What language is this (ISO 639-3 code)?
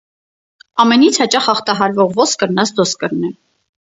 hye